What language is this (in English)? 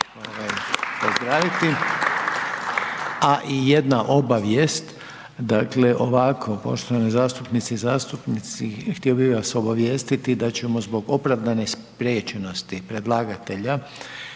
Croatian